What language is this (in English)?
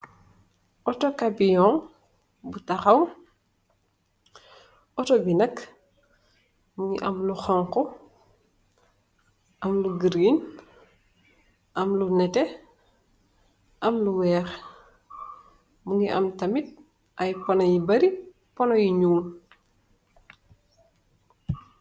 Wolof